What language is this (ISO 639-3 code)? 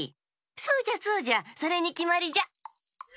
jpn